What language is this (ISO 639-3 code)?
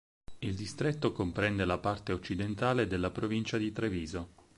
ita